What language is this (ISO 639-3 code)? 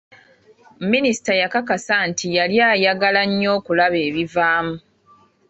lug